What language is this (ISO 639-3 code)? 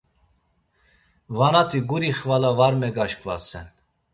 lzz